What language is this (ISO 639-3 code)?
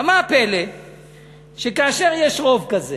heb